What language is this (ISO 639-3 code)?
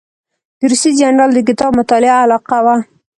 pus